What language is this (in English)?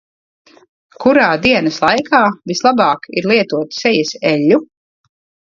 Latvian